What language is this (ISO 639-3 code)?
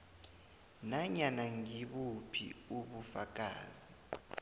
nbl